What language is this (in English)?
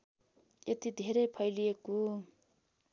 Nepali